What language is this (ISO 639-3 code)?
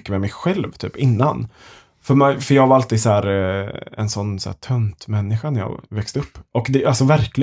swe